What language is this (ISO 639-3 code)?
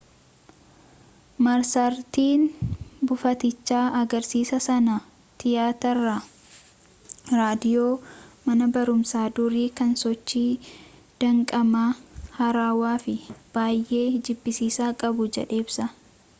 orm